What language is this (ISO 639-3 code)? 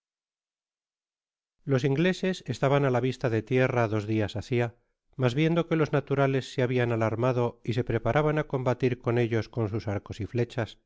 spa